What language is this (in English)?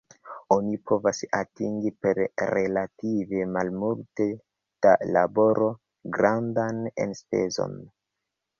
Esperanto